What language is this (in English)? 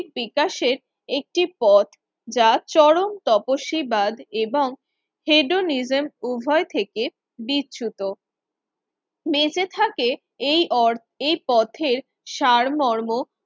Bangla